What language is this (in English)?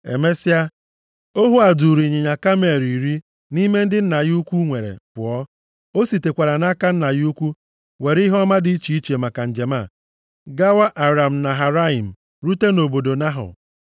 Igbo